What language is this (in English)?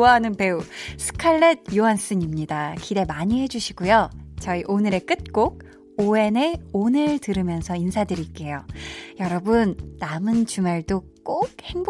Korean